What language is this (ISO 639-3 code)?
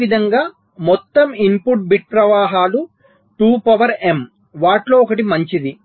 tel